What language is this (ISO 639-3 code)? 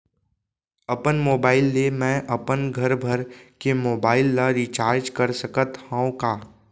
hne